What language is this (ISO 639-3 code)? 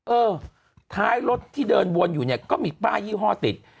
tha